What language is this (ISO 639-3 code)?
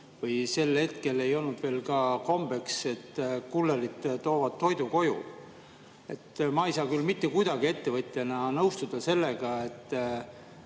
est